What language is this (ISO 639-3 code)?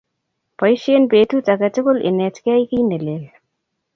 kln